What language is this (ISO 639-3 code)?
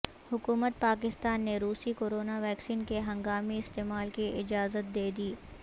urd